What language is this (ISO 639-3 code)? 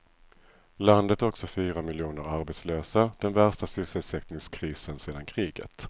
swe